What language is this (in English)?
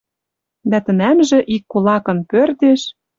Western Mari